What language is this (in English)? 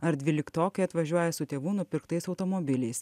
Lithuanian